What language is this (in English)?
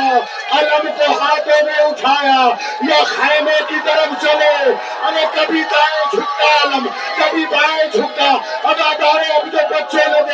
Urdu